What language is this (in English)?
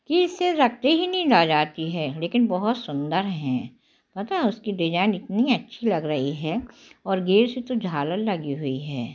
Hindi